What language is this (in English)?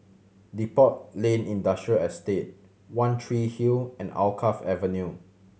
English